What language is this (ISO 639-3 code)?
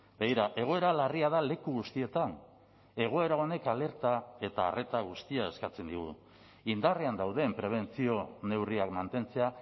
eus